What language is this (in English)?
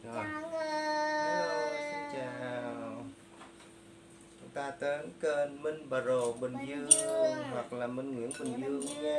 Vietnamese